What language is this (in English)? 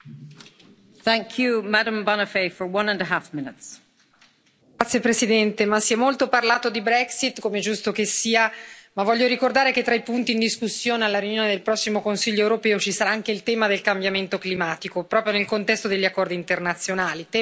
Italian